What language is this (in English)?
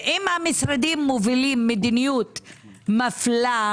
Hebrew